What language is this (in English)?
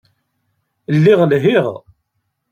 Kabyle